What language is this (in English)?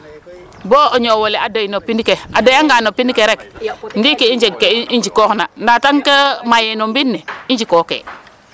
Serer